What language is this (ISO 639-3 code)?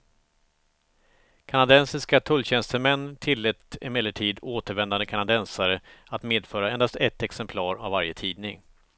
swe